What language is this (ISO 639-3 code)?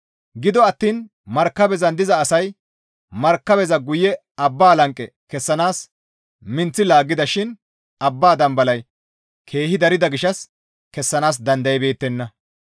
gmv